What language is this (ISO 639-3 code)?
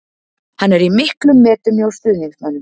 isl